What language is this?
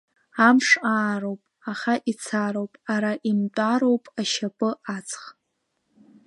Abkhazian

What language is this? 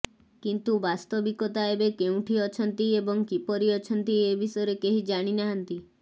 Odia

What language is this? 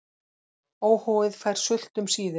Icelandic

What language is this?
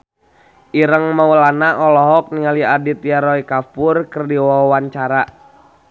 Sundanese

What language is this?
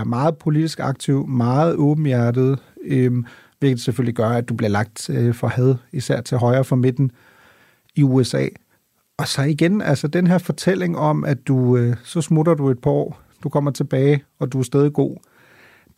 Danish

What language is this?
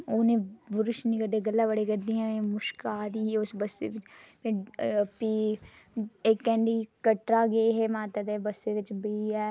Dogri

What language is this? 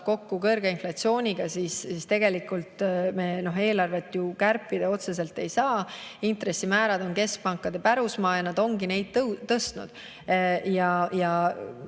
Estonian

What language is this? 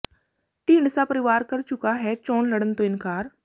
Punjabi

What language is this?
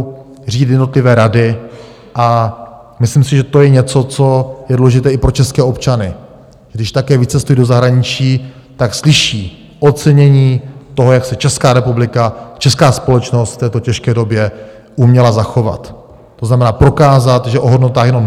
Czech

